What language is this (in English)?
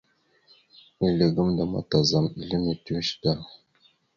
Mada (Cameroon)